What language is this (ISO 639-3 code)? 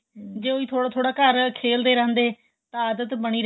pan